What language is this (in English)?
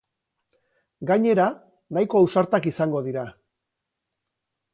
Basque